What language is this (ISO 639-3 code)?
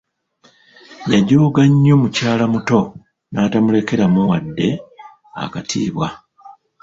lug